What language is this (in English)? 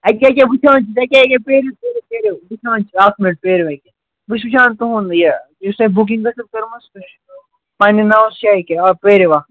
Kashmiri